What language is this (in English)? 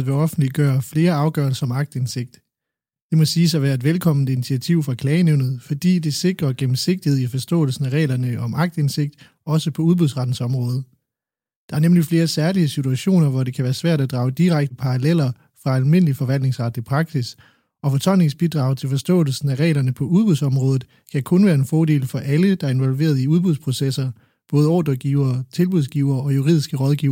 Danish